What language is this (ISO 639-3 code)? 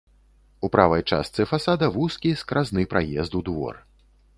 bel